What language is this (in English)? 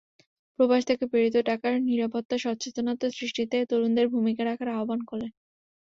Bangla